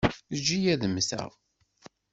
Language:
Kabyle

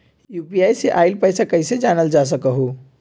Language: Magahi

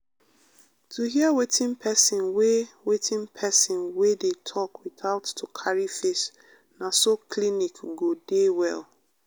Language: Nigerian Pidgin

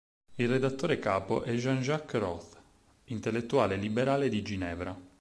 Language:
Italian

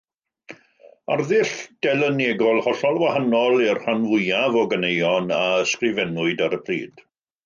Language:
Welsh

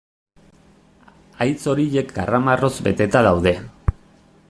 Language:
Basque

